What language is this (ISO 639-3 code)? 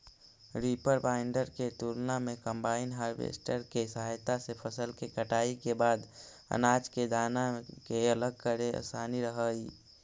mag